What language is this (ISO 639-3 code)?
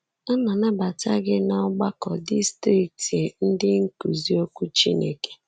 ibo